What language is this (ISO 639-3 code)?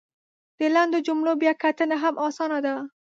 pus